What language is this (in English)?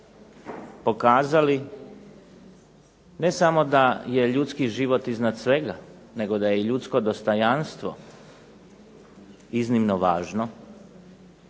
Croatian